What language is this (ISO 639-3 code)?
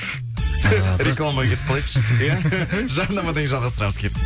kaz